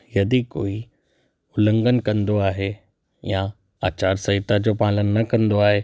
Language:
Sindhi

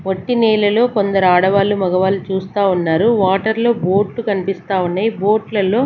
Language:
Telugu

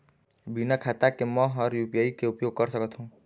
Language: Chhattisgarhi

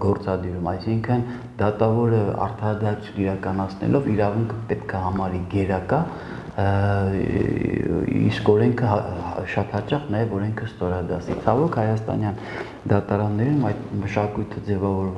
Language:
Turkish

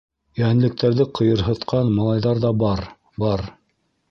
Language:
Bashkir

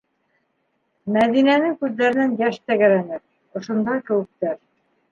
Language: Bashkir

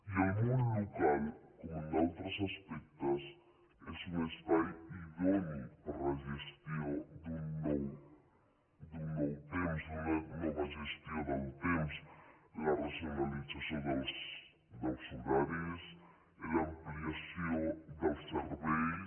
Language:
Catalan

